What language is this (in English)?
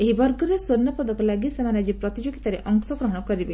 Odia